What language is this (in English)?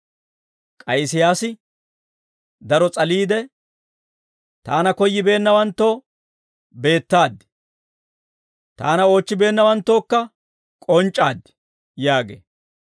Dawro